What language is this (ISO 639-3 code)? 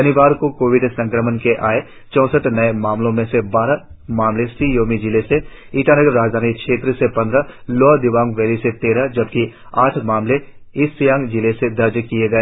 hin